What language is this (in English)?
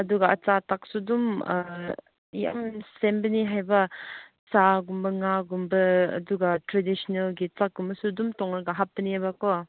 Manipuri